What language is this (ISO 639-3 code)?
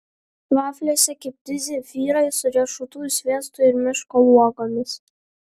lit